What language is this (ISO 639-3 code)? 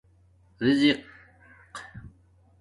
dmk